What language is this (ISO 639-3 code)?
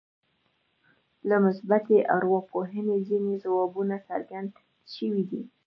pus